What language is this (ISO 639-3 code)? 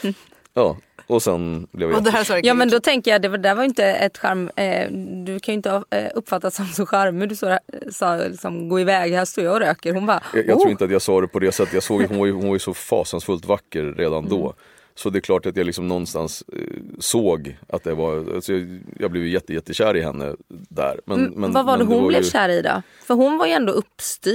swe